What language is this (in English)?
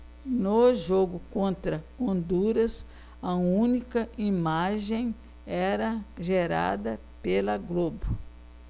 Portuguese